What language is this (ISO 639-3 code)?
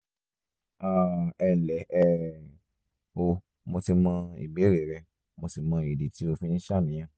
yor